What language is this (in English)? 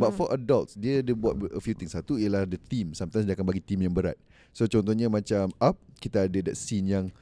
Malay